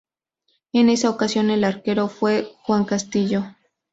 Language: Spanish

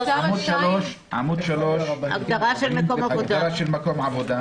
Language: Hebrew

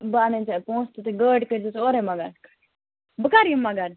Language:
Kashmiri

